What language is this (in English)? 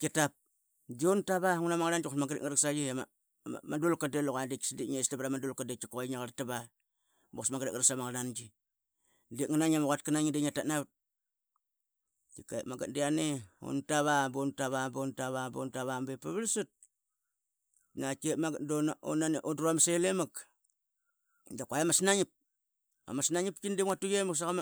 Qaqet